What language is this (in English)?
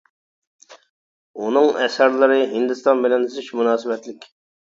Uyghur